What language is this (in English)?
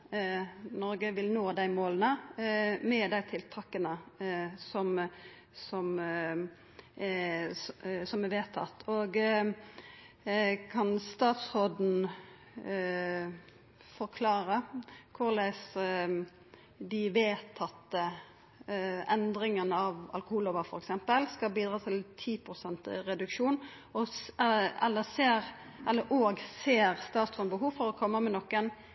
Norwegian Nynorsk